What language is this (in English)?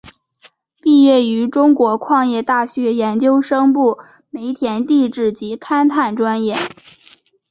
Chinese